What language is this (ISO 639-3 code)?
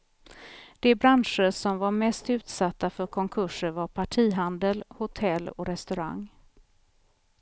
swe